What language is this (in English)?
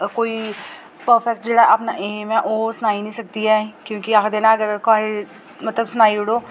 Dogri